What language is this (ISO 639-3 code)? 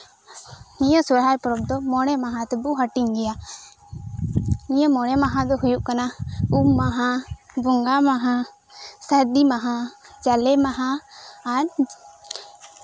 sat